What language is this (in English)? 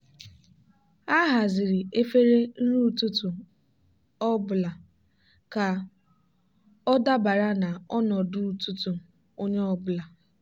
Igbo